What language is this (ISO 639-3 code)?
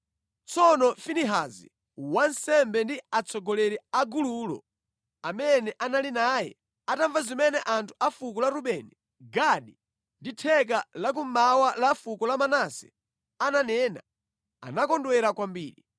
nya